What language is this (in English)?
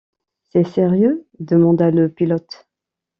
French